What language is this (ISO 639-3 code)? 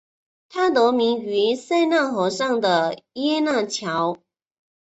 zho